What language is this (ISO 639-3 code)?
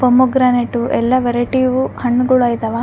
kan